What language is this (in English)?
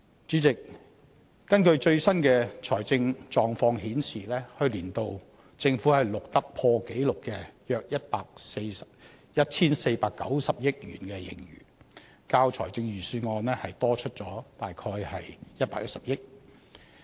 Cantonese